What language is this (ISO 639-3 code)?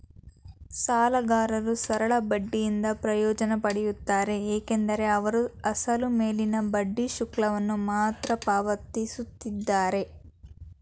kan